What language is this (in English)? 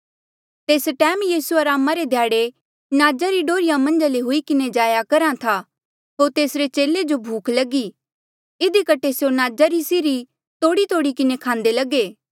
Mandeali